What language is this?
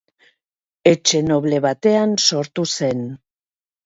Basque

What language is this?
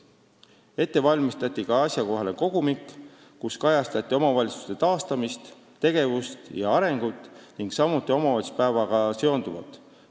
Estonian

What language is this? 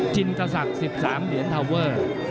Thai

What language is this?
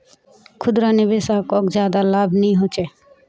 Magahi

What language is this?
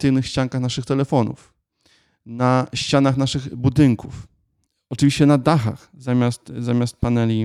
Polish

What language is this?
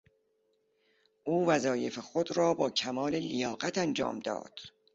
Persian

